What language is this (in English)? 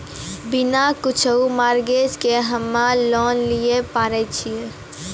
Maithili